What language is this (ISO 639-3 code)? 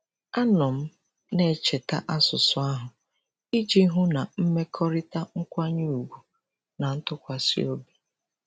ibo